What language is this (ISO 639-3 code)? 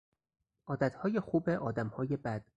fas